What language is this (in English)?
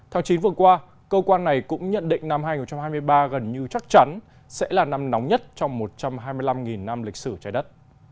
Vietnamese